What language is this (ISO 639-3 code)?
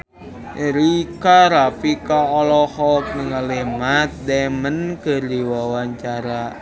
sun